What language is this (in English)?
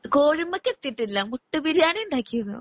Malayalam